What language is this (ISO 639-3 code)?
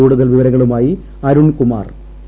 mal